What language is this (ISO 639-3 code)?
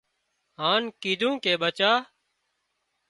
kxp